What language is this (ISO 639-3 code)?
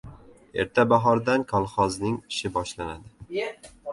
uzb